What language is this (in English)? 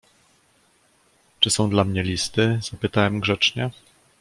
Polish